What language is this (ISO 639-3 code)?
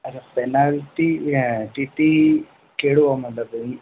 snd